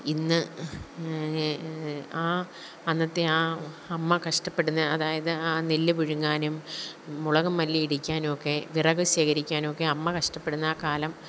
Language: Malayalam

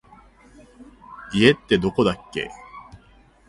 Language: Japanese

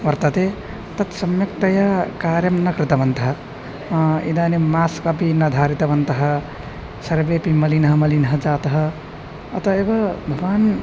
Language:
Sanskrit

